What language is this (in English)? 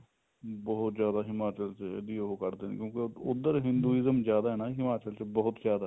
Punjabi